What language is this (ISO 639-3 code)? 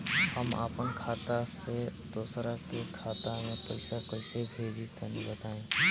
bho